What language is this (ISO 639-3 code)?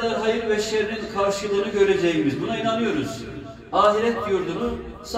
tur